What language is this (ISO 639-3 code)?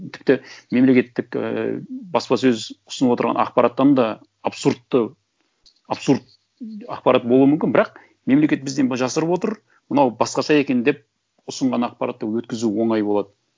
kaz